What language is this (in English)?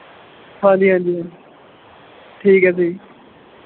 Punjabi